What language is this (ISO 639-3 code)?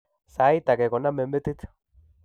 kln